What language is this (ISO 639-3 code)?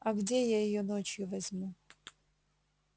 rus